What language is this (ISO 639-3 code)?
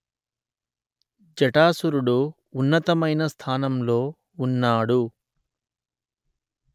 tel